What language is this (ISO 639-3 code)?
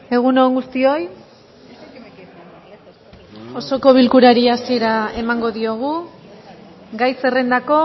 eus